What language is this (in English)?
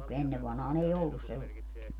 Finnish